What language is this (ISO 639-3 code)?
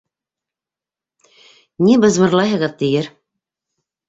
bak